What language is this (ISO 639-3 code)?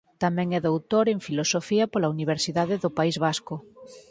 glg